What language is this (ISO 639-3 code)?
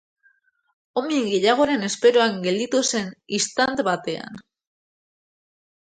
eus